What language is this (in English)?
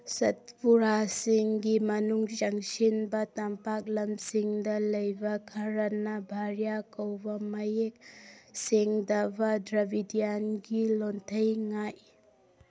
Manipuri